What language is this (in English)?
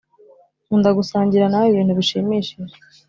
Kinyarwanda